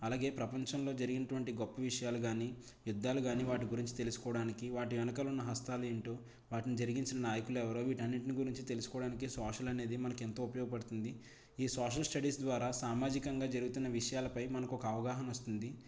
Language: Telugu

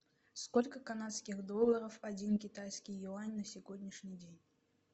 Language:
Russian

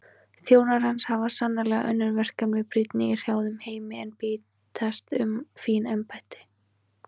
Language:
Icelandic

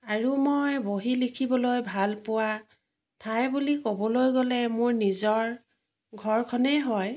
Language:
Assamese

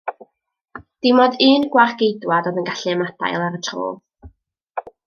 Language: Welsh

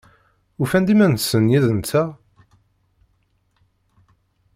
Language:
Kabyle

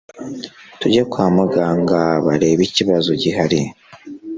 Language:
Kinyarwanda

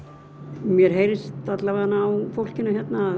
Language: Icelandic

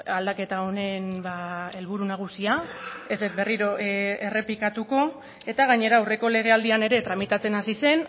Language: Basque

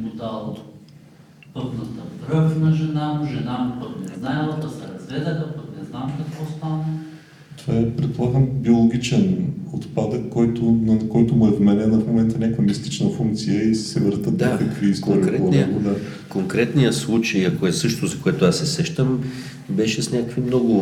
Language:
Bulgarian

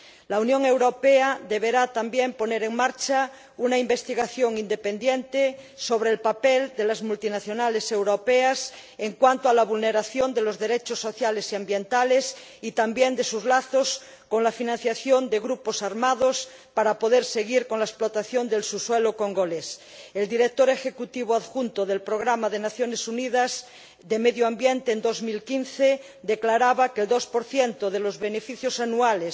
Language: Spanish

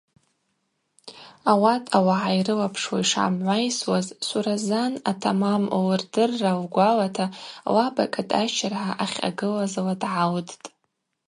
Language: Abaza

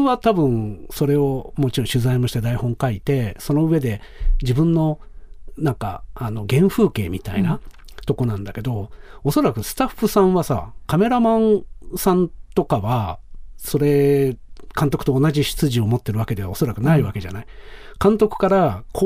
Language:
Japanese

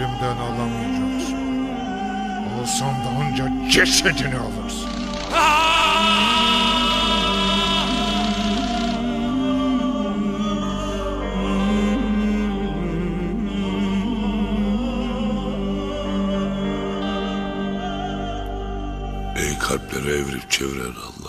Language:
Turkish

